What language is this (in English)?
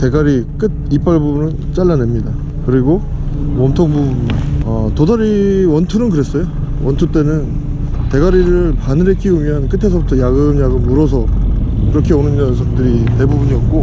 Korean